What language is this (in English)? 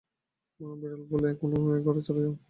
Bangla